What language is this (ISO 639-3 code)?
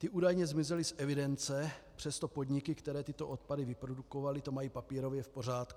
ces